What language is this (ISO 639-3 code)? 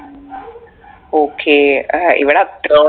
mal